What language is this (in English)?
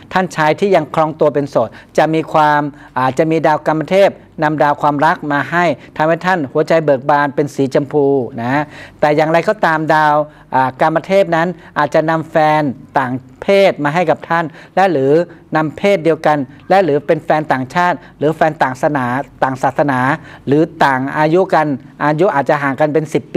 Thai